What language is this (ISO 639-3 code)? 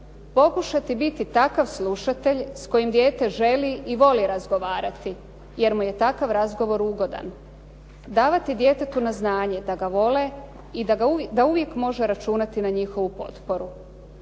hrv